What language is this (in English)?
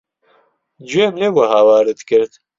Central Kurdish